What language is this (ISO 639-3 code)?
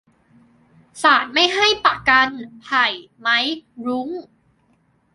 tha